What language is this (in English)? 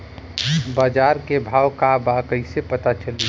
Bhojpuri